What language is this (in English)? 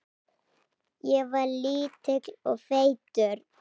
Icelandic